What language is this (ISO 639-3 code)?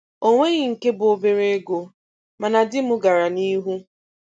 ibo